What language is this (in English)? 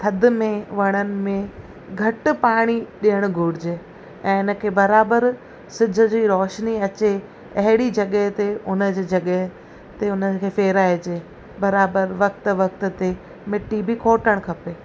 Sindhi